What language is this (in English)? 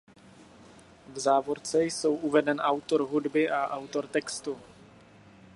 Czech